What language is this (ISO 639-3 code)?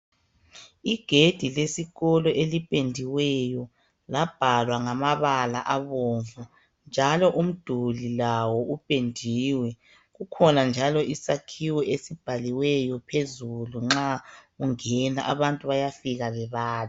nde